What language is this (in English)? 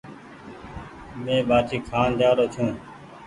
Goaria